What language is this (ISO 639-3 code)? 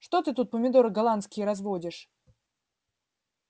rus